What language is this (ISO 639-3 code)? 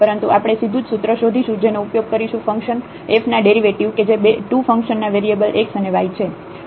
guj